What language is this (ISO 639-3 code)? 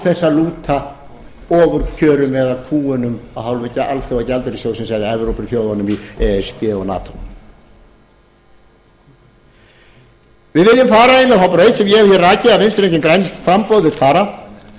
isl